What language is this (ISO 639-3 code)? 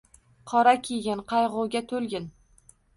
uzb